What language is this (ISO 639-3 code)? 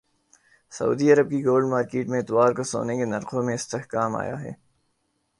urd